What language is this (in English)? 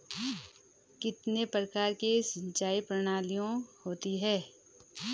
Hindi